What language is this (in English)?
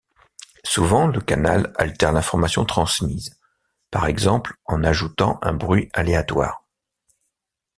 French